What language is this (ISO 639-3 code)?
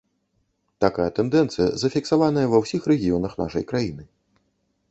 bel